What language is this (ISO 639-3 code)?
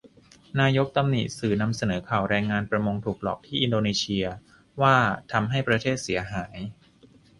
tha